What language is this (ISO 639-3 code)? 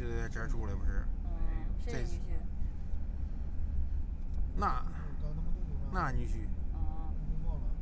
zho